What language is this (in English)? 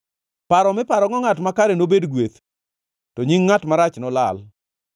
Luo (Kenya and Tanzania)